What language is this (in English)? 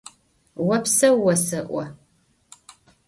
Adyghe